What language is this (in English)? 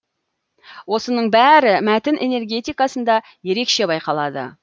Kazakh